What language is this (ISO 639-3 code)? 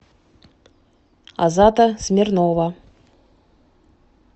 rus